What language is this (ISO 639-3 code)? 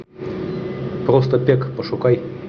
rus